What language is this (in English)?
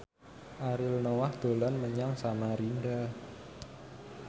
Javanese